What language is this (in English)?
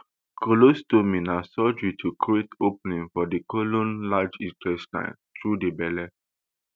Nigerian Pidgin